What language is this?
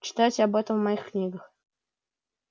Russian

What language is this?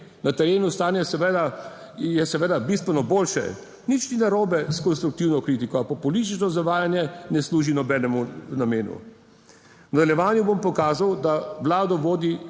Slovenian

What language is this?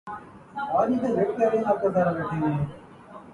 Urdu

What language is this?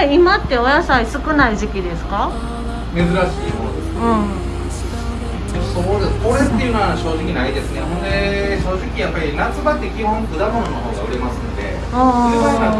Japanese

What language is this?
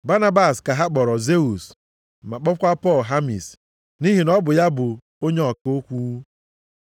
Igbo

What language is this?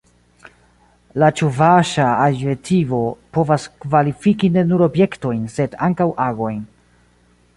Esperanto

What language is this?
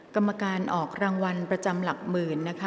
Thai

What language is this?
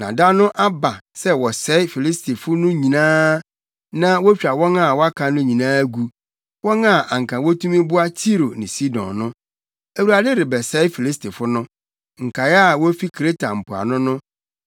Akan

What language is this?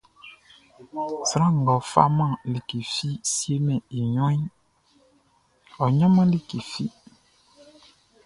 Baoulé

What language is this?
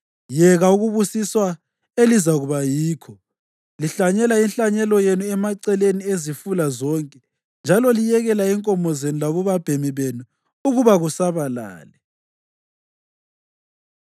North Ndebele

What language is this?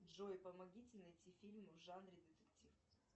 Russian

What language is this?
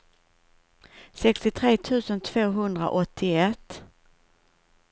Swedish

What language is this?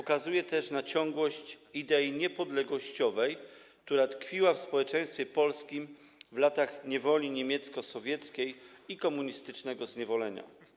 Polish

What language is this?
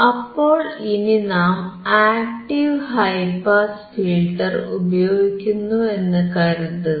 Malayalam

